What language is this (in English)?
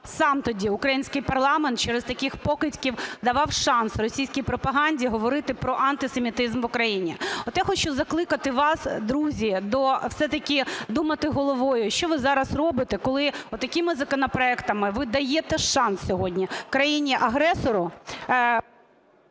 Ukrainian